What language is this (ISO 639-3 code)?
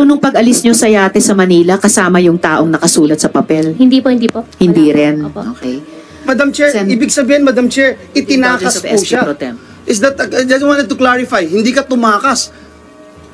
fil